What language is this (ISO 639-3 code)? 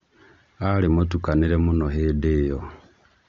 kik